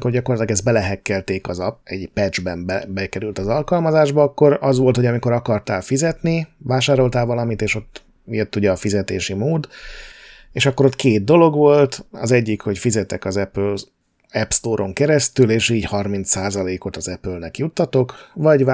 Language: Hungarian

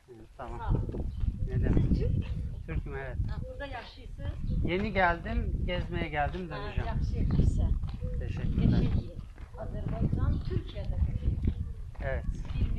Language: Turkish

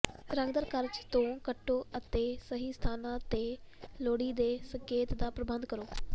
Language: Punjabi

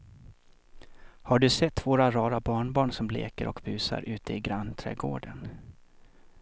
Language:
Swedish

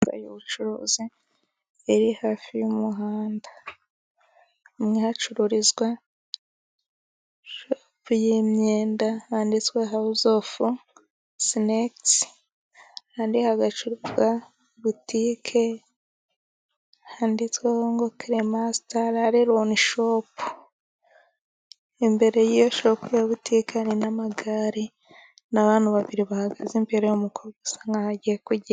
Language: Kinyarwanda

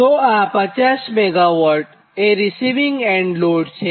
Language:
Gujarati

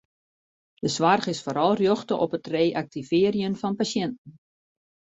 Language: Western Frisian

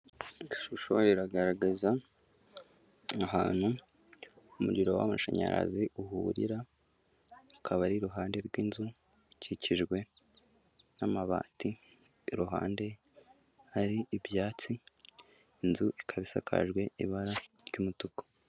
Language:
Kinyarwanda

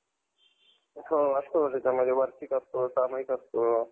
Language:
Marathi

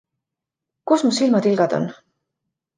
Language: Estonian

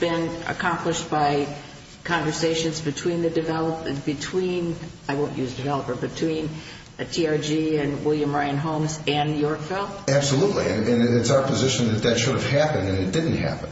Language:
English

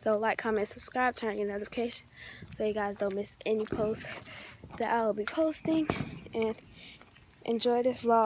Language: English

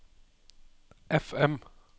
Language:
Norwegian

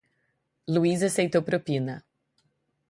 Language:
Portuguese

